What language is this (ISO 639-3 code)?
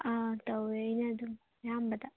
mni